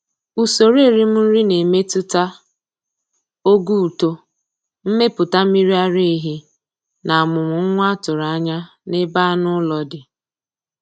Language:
Igbo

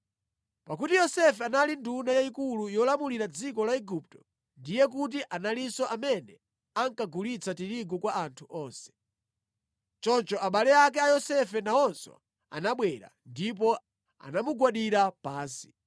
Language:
Nyanja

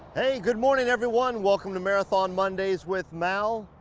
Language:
English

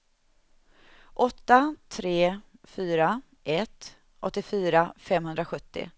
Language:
Swedish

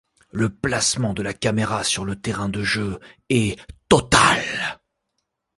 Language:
French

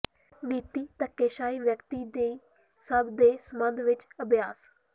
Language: Punjabi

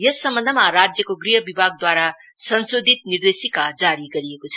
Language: Nepali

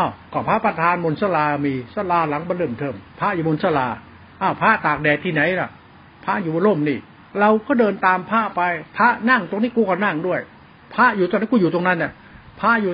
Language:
Thai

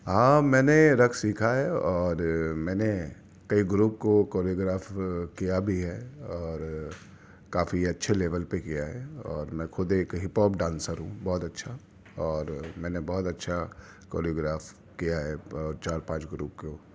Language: Urdu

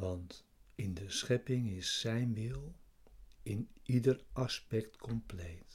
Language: Dutch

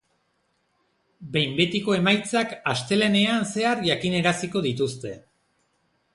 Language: Basque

